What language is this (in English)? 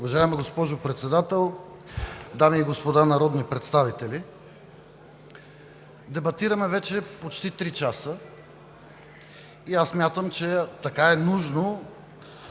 Bulgarian